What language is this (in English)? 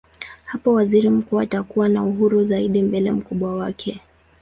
Swahili